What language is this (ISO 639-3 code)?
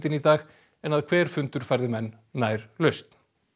isl